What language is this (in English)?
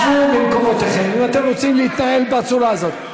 Hebrew